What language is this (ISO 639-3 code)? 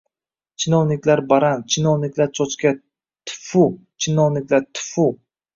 uzb